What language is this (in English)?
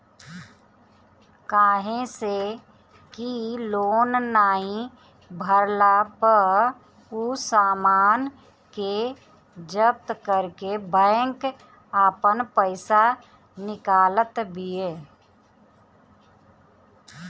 Bhojpuri